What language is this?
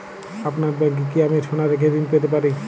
Bangla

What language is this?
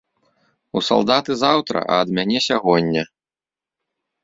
Belarusian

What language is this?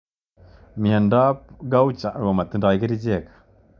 Kalenjin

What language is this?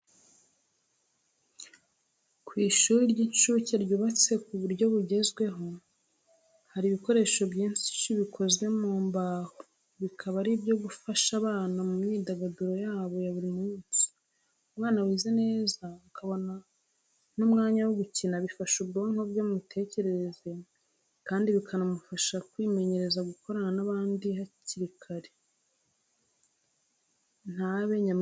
Kinyarwanda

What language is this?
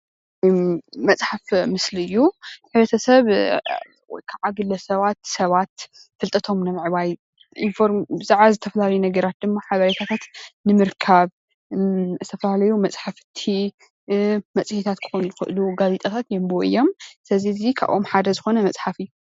Tigrinya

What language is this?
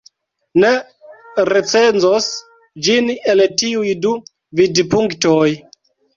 Esperanto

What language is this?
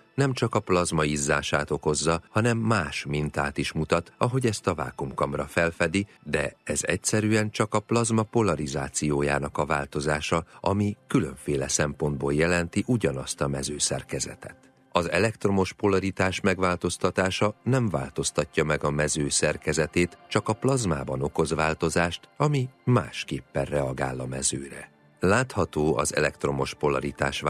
Hungarian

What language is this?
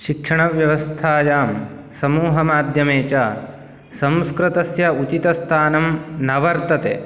Sanskrit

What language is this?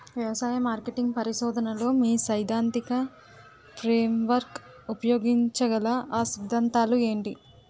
Telugu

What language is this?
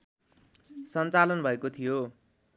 Nepali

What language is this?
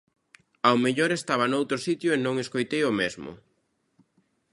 Galician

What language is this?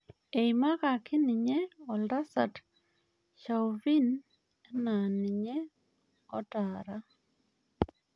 Masai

